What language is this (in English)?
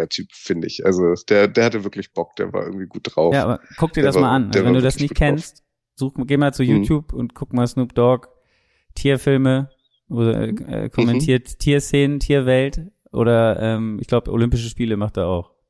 German